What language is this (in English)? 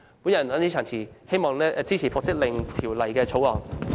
Cantonese